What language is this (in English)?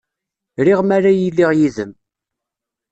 Kabyle